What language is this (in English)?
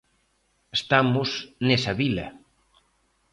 Galician